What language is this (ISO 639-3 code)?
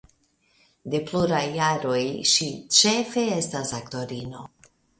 epo